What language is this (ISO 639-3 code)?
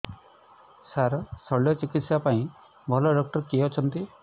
ori